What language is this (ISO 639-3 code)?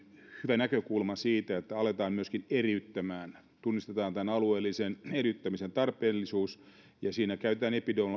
fin